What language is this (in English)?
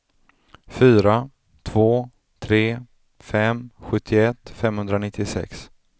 Swedish